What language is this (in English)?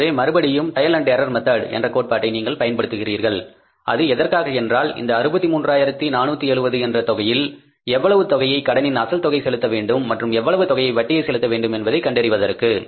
Tamil